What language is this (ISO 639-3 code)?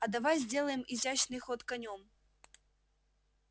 rus